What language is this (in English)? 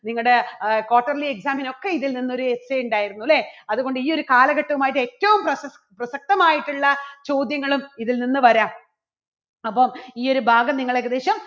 Malayalam